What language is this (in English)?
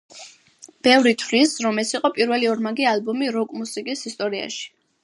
Georgian